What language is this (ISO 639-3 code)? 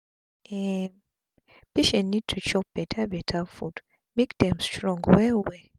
pcm